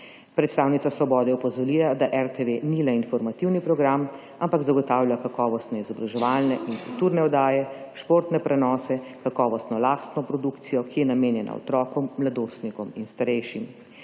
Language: Slovenian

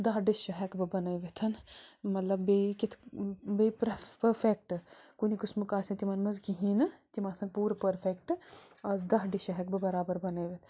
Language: Kashmiri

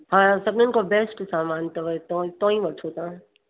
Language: Sindhi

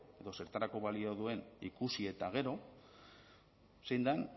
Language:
Basque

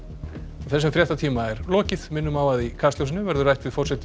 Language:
Icelandic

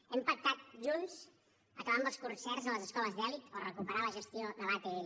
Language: Catalan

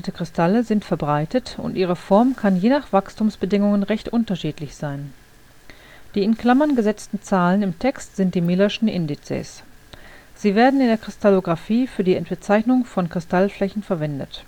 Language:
German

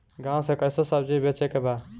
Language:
Bhojpuri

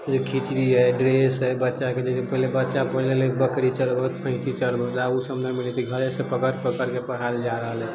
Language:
Maithili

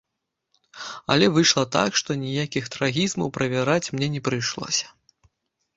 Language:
Belarusian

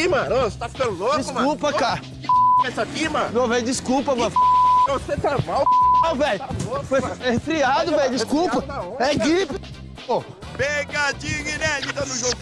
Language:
Portuguese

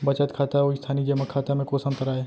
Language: Chhattisgarhi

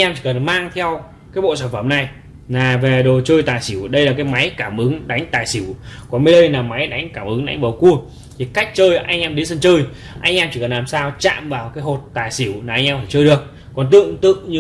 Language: Vietnamese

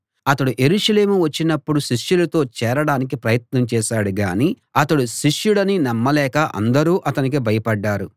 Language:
Telugu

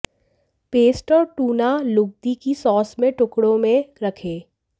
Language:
Hindi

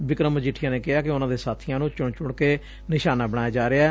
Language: Punjabi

